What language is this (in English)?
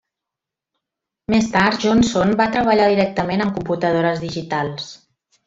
Catalan